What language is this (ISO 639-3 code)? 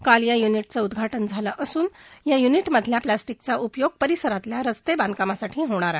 mar